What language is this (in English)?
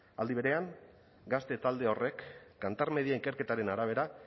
Basque